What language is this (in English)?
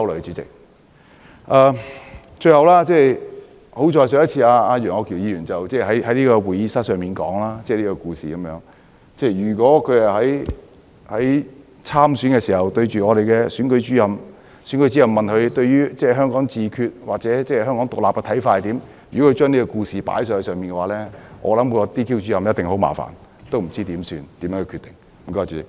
Cantonese